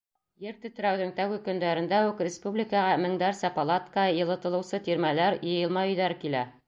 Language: Bashkir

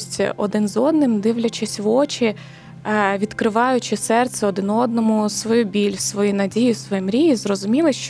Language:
Ukrainian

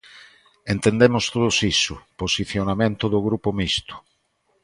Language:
Galician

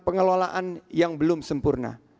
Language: Indonesian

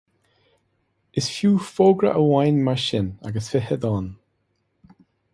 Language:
Irish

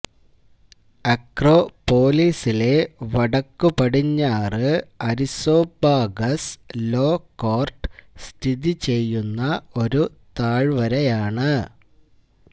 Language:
Malayalam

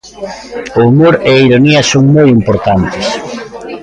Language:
Galician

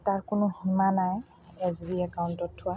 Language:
Assamese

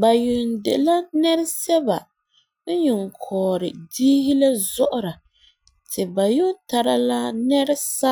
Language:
Frafra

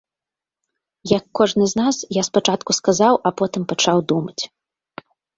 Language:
Belarusian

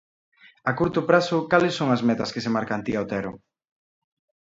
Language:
Galician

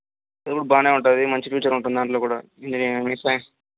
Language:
Telugu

